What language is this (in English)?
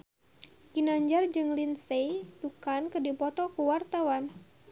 Sundanese